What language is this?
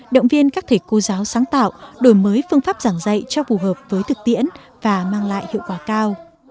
Vietnamese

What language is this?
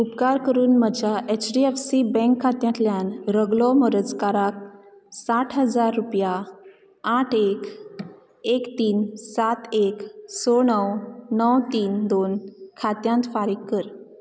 Konkani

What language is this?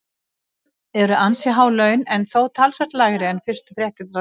Icelandic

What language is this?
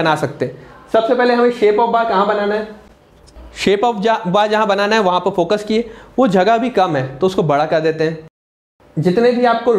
Hindi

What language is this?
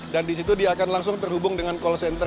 Indonesian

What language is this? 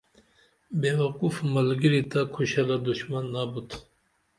Dameli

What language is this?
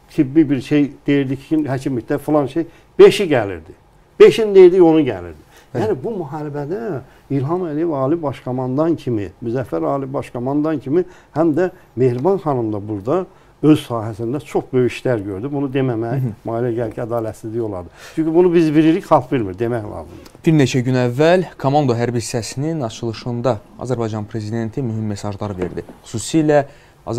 Turkish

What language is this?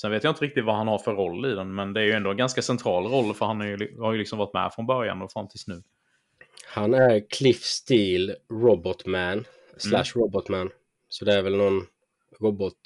Swedish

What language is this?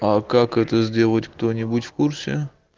Russian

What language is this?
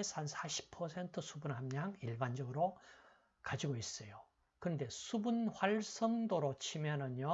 Korean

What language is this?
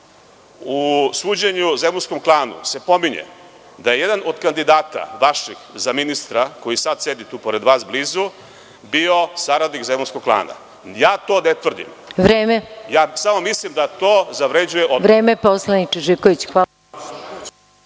Serbian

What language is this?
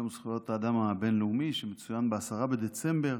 Hebrew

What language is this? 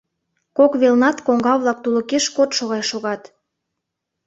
Mari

